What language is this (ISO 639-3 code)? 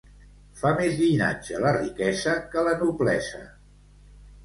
cat